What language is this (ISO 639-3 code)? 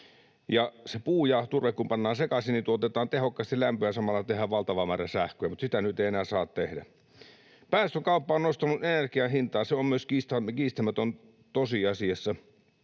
fin